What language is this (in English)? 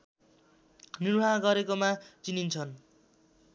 Nepali